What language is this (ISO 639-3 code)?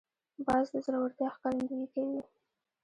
pus